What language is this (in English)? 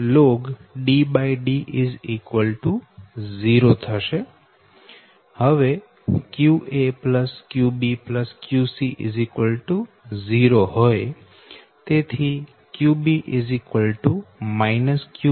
Gujarati